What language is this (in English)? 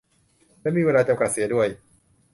Thai